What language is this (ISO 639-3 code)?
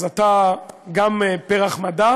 heb